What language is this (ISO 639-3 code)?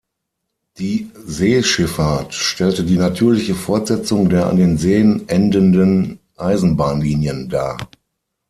deu